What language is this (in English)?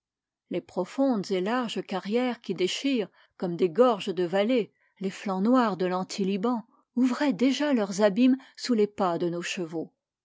French